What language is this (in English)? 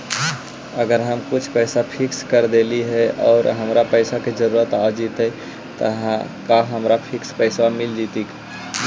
Magahi